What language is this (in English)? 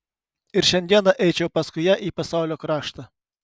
Lithuanian